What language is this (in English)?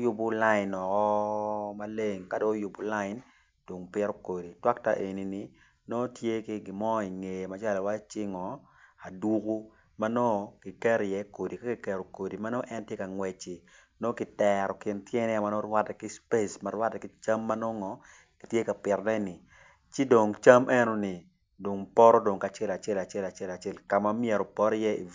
Acoli